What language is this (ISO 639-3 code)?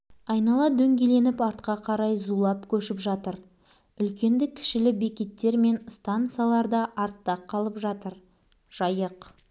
kaz